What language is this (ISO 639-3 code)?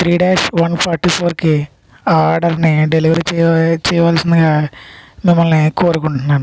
tel